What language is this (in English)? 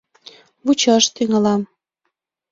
Mari